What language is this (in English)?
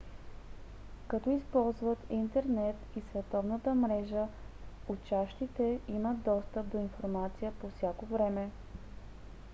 Bulgarian